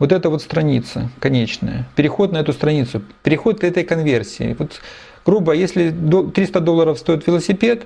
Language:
Russian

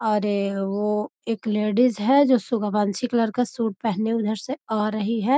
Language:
Magahi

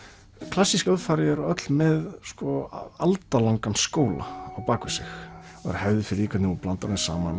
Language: Icelandic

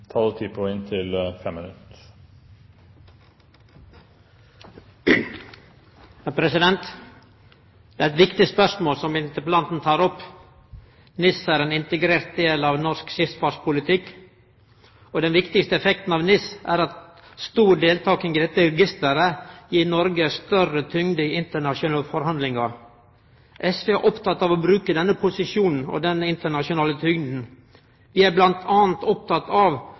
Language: Norwegian Nynorsk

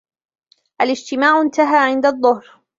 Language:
Arabic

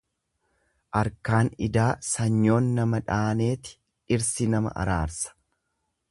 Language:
Oromo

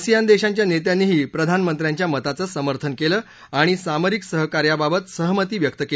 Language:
Marathi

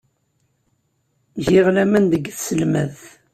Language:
Kabyle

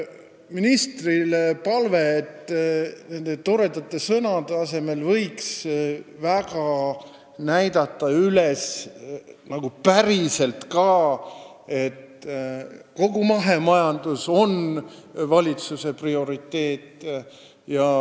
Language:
Estonian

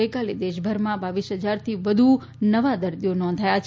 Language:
Gujarati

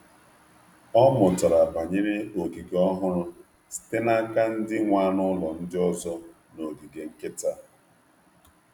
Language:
Igbo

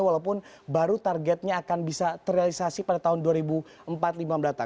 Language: Indonesian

